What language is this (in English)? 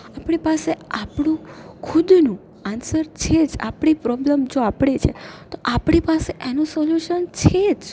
Gujarati